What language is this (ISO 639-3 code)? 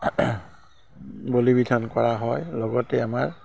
asm